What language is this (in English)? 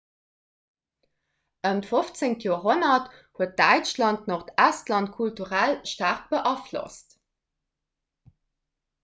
Luxembourgish